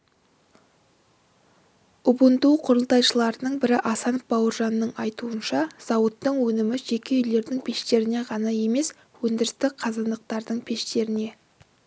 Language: Kazakh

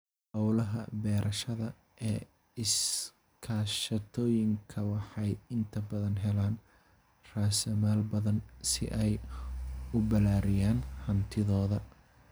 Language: Somali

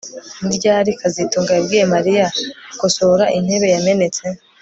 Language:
Kinyarwanda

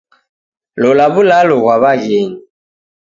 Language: Taita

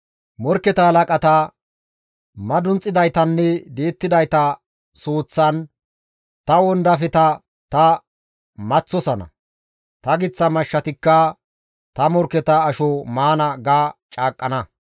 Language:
Gamo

